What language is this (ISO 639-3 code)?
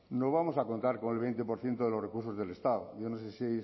spa